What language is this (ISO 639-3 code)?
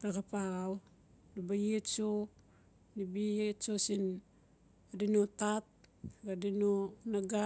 ncf